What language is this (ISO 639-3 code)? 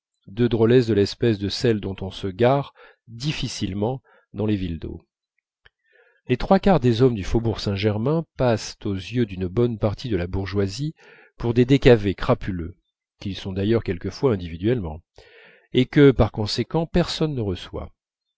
fra